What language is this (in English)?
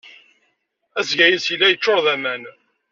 Kabyle